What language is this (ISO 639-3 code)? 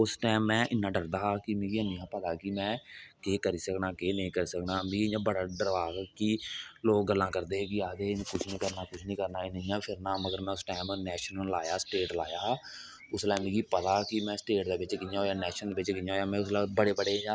doi